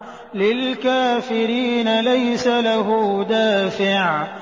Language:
Arabic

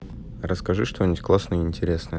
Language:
Russian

